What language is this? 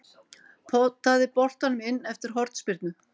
Icelandic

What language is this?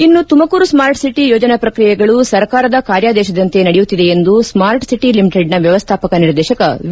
Kannada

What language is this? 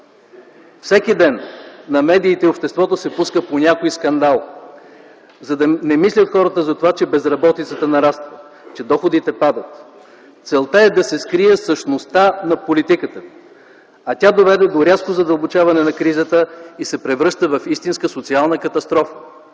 Bulgarian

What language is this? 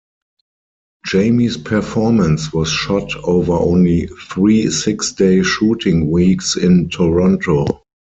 English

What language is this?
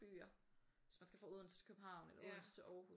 Danish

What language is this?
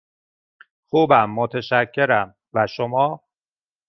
Persian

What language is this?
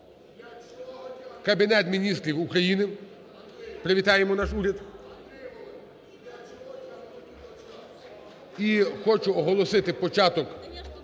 Ukrainian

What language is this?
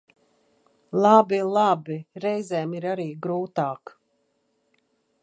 Latvian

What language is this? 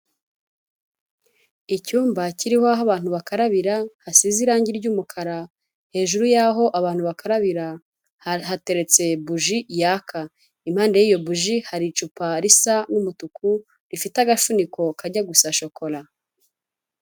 Kinyarwanda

